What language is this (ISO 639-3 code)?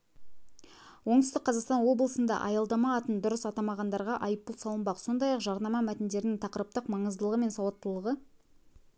kaz